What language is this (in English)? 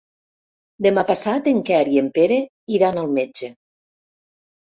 Catalan